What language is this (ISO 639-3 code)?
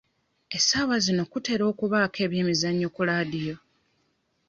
lug